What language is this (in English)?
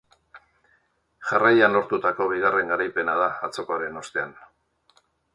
Basque